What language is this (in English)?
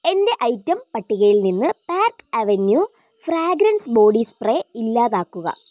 Malayalam